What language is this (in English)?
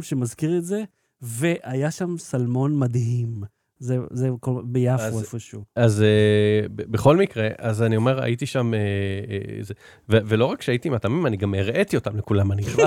Hebrew